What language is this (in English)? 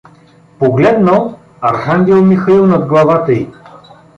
Bulgarian